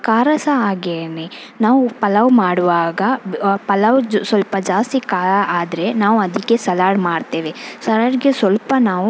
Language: Kannada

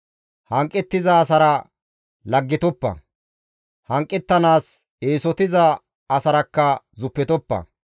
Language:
Gamo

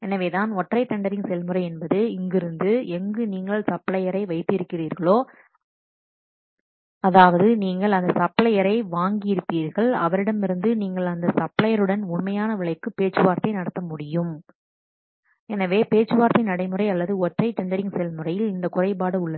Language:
Tamil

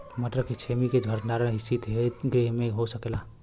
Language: Bhojpuri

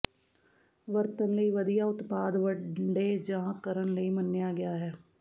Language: Punjabi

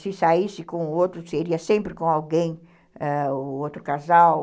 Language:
Portuguese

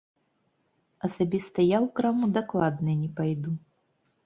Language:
Belarusian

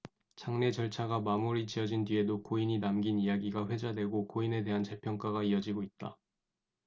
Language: Korean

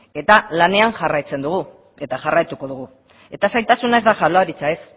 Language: Basque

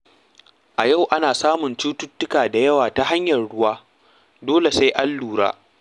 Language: Hausa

